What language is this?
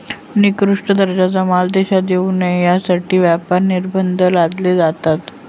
Marathi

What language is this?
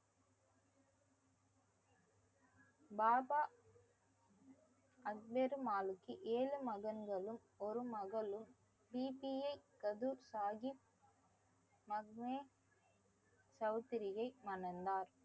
Tamil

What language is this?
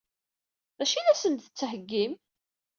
Kabyle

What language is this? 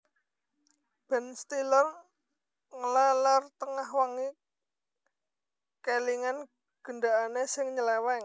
Javanese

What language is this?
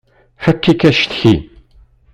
Kabyle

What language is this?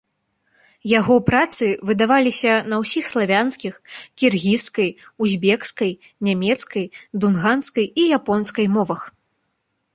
Belarusian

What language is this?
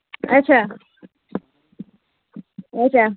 Kashmiri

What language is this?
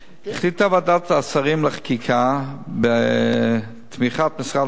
Hebrew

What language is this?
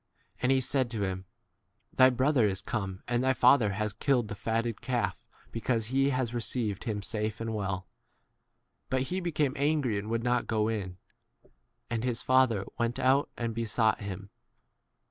English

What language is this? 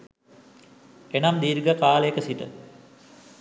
Sinhala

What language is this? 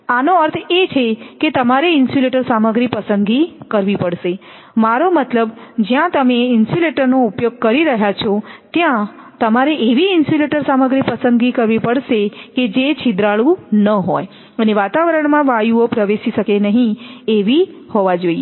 Gujarati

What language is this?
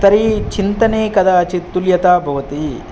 Sanskrit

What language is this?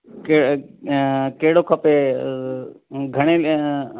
Sindhi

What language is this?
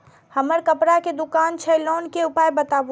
Maithili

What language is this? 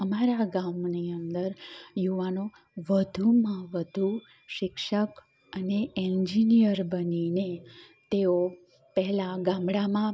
Gujarati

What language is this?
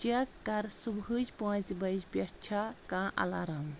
Kashmiri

